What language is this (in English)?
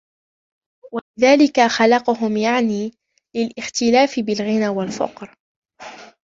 Arabic